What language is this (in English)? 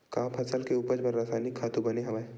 Chhattisgarhi